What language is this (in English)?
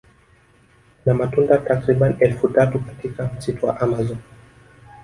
Swahili